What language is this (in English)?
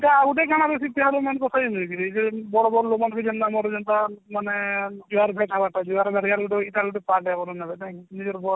Odia